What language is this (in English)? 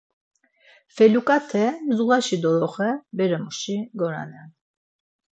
Laz